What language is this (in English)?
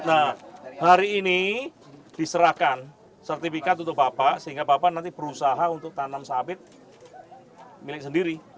Indonesian